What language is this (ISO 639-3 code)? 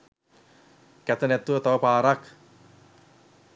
sin